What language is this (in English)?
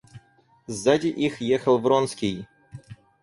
Russian